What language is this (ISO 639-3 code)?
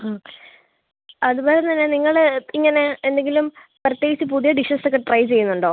mal